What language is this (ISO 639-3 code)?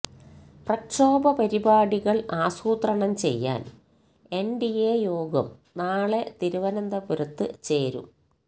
mal